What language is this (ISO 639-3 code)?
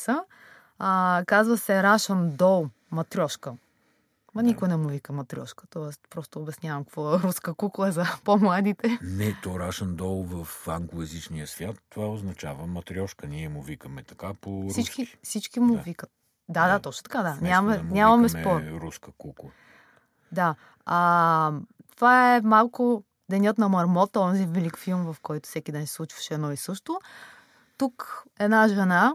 bul